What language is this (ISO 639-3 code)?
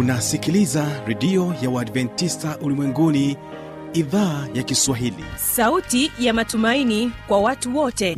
swa